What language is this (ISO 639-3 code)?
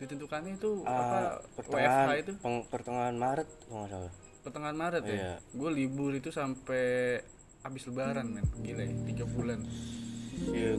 ind